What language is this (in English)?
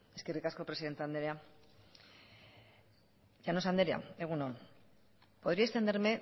Basque